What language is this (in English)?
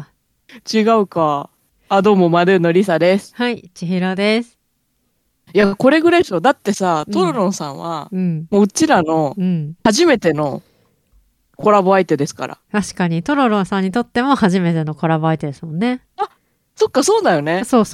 Japanese